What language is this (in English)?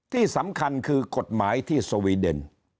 Thai